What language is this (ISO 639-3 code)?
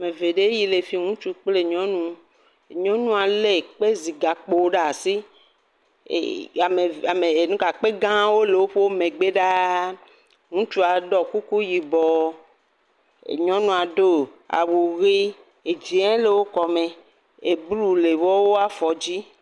ewe